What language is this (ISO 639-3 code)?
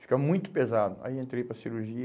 por